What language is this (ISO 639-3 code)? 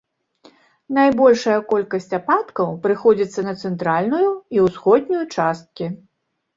bel